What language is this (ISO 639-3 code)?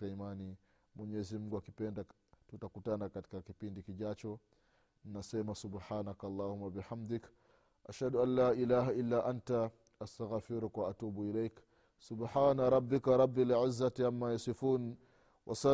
swa